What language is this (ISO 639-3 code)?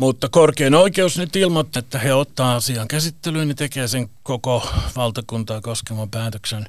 fin